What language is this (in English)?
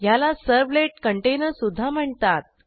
Marathi